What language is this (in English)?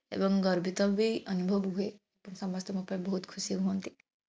Odia